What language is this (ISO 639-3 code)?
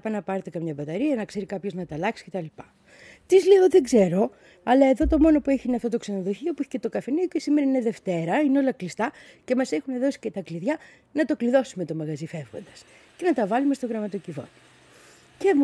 ell